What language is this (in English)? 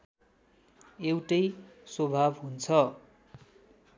Nepali